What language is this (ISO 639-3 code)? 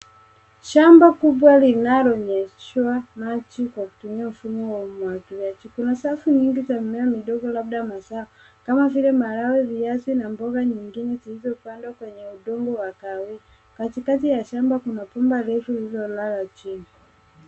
swa